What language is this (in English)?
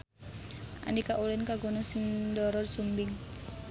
Sundanese